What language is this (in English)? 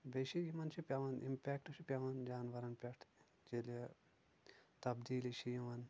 Kashmiri